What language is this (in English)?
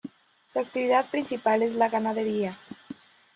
Spanish